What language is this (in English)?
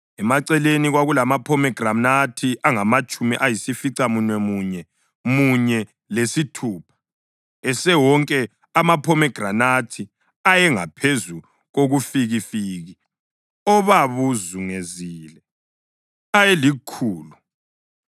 North Ndebele